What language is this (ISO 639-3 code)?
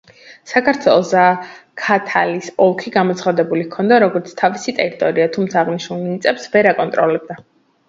kat